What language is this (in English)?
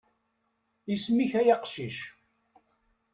Kabyle